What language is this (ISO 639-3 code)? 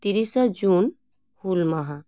sat